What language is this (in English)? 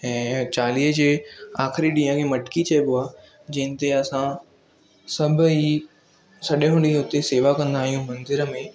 Sindhi